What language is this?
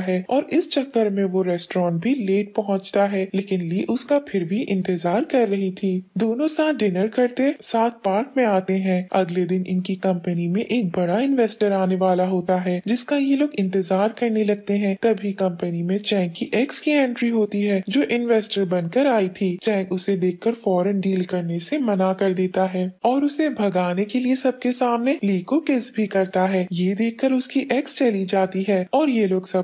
Hindi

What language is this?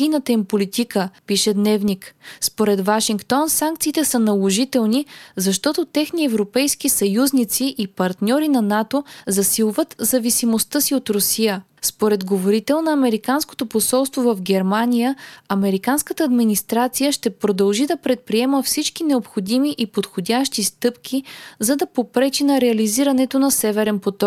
Bulgarian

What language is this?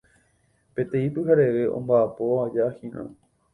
Guarani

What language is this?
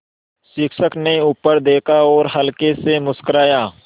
Hindi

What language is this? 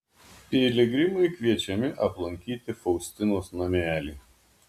Lithuanian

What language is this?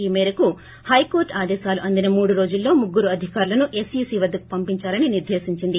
Telugu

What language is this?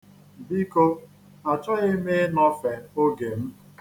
Igbo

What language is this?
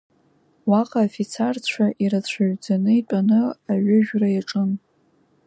Abkhazian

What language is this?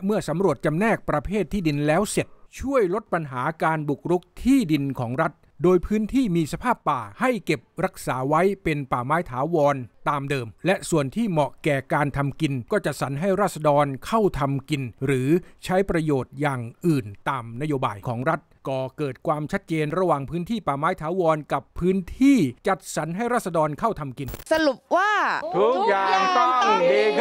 Thai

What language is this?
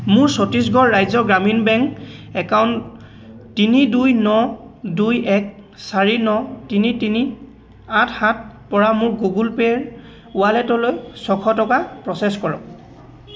Assamese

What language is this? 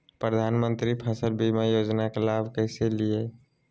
Magahi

